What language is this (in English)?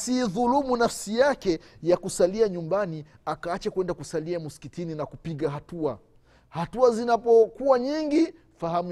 Swahili